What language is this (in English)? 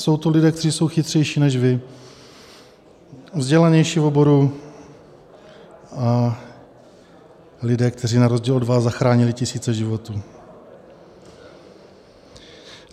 Czech